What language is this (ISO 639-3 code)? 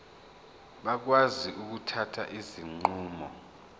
zul